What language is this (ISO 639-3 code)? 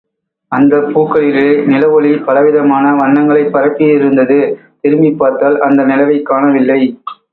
tam